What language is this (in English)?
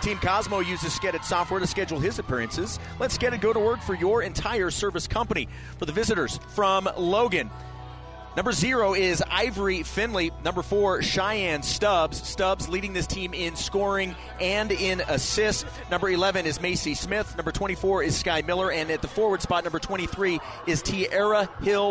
English